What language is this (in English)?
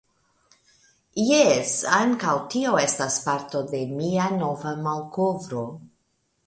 Esperanto